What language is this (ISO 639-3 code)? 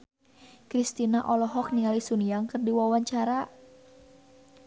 sun